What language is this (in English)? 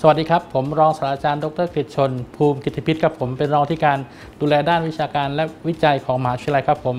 Thai